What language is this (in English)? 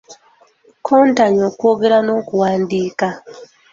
Ganda